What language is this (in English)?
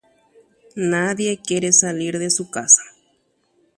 Guarani